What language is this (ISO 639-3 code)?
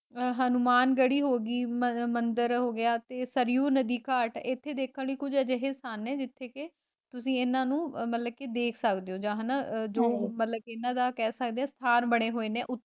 pan